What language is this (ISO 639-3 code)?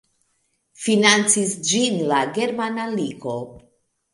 epo